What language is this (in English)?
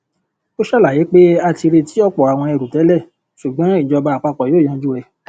Yoruba